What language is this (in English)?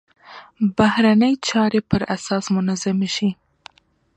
Pashto